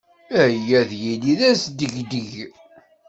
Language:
Kabyle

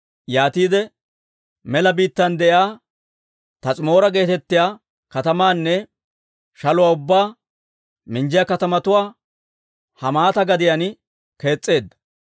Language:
Dawro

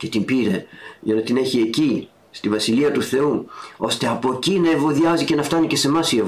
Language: Greek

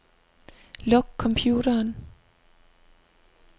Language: Danish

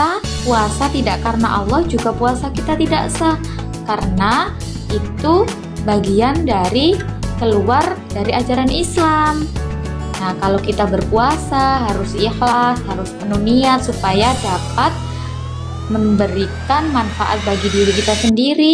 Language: Indonesian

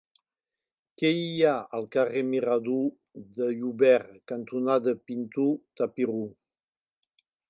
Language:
Catalan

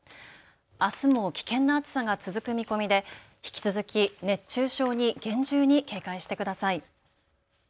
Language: Japanese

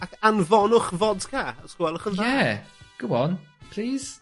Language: Welsh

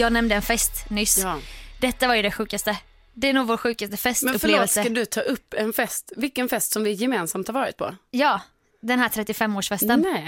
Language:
Swedish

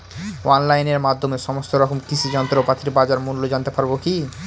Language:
Bangla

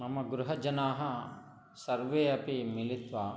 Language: Sanskrit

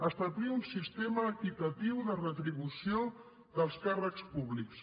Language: Catalan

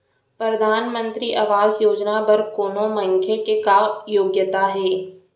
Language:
Chhattisgarhi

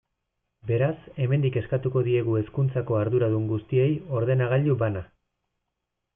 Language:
Basque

